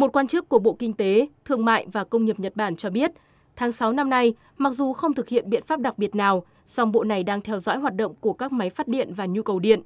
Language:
Vietnamese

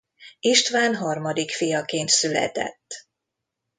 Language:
Hungarian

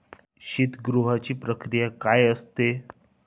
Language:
Marathi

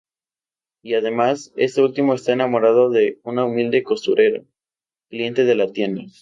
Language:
Spanish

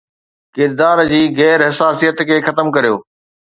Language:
Sindhi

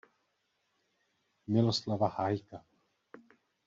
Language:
Czech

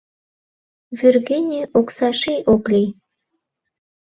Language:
Mari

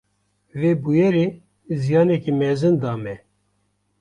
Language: Kurdish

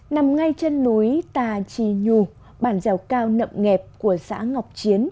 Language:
Vietnamese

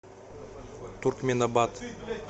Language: Russian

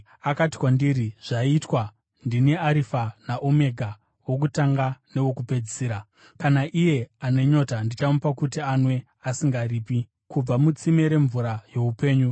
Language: Shona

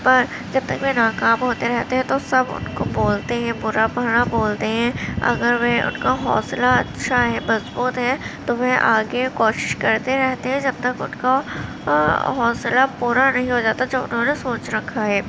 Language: Urdu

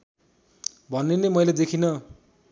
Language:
Nepali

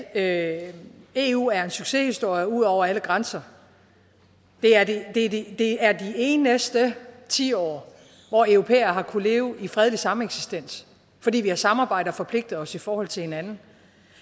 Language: Danish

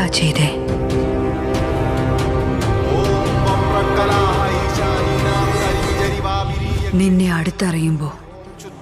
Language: Turkish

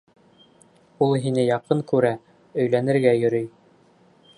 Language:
Bashkir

